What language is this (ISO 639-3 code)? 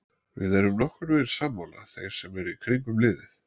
isl